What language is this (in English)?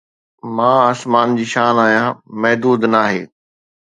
Sindhi